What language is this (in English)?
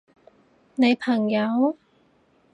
Cantonese